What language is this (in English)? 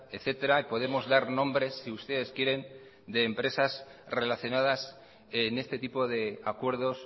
Spanish